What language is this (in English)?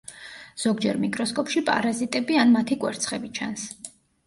Georgian